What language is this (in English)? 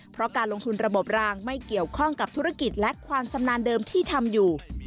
Thai